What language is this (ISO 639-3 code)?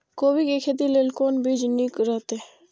mai